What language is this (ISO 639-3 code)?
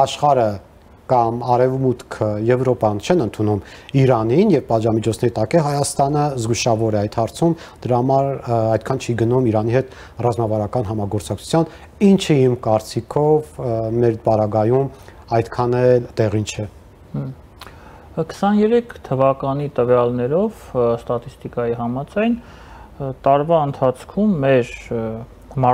ron